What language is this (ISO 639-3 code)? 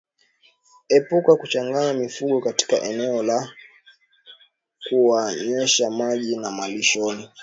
swa